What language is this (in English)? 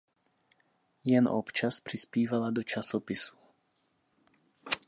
Czech